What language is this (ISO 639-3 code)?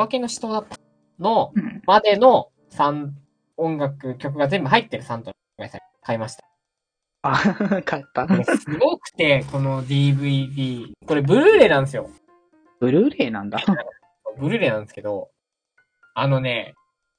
jpn